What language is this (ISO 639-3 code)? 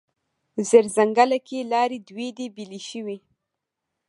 pus